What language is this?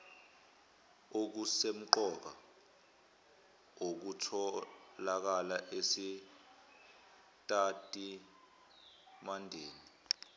Zulu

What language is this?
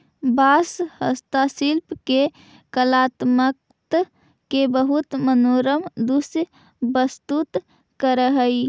Magahi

